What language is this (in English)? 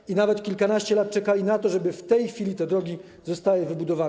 Polish